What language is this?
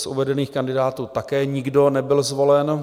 Czech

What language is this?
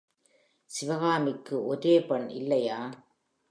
Tamil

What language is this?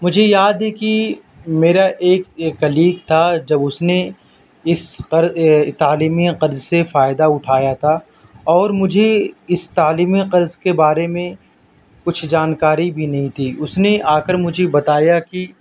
Urdu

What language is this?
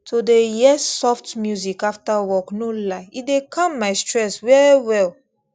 Nigerian Pidgin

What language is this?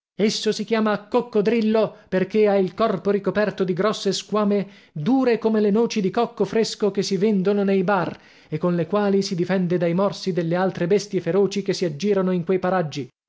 Italian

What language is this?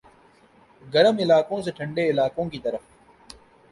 Urdu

